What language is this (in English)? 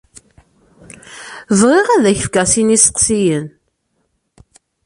Kabyle